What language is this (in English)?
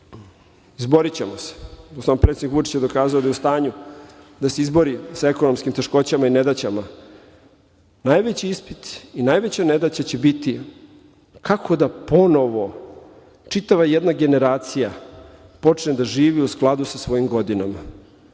Serbian